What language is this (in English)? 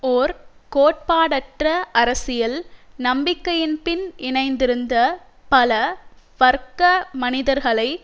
Tamil